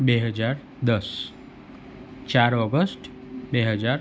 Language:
Gujarati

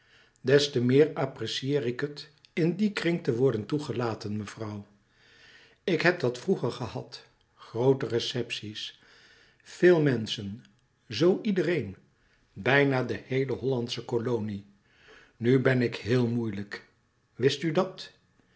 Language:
Dutch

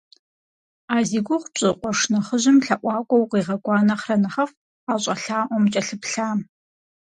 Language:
Kabardian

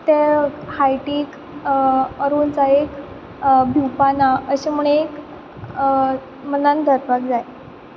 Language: Konkani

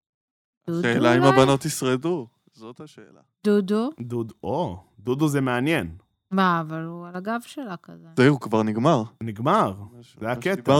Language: Hebrew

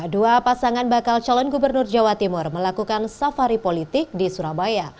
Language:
Indonesian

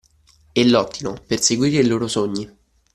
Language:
Italian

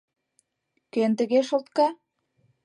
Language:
Mari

